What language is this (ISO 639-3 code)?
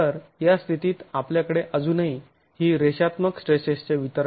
mar